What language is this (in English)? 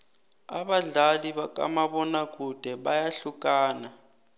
South Ndebele